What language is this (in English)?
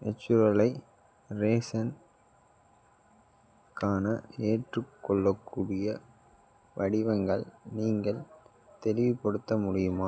Tamil